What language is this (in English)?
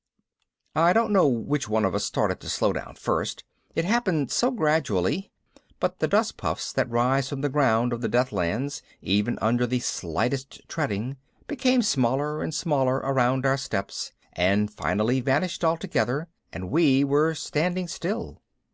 English